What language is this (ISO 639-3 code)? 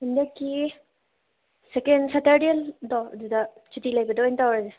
mni